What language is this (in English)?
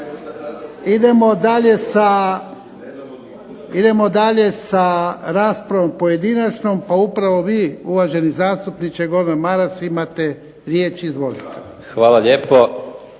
Croatian